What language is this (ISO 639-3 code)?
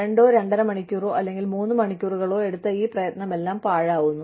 mal